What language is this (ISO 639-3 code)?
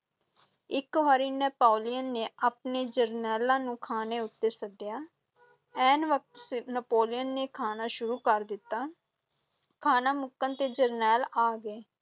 pan